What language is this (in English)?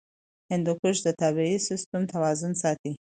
Pashto